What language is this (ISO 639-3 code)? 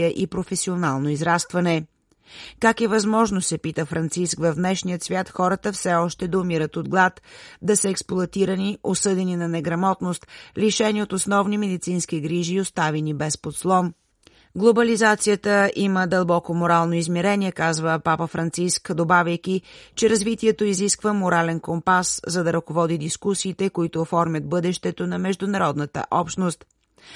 bul